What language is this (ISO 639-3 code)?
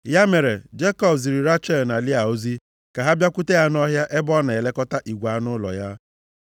ibo